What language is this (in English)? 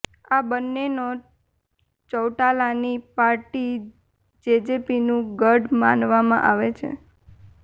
Gujarati